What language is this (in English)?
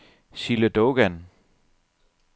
Danish